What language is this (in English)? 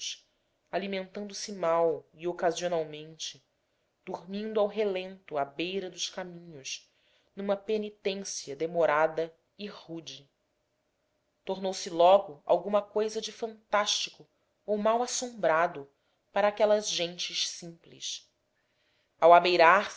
Portuguese